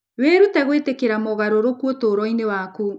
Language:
Kikuyu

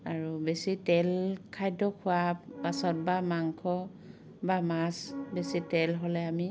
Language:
Assamese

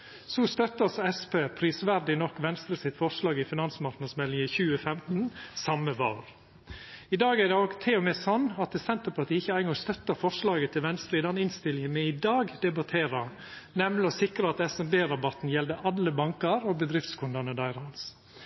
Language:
Norwegian Nynorsk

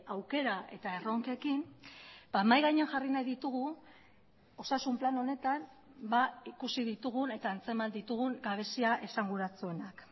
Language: Basque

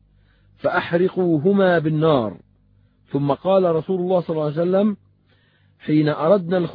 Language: Arabic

